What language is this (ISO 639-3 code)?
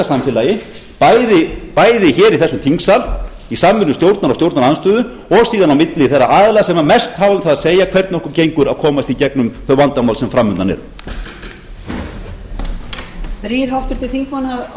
isl